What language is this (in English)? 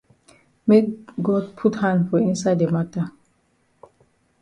Cameroon Pidgin